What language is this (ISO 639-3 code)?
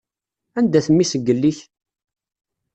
kab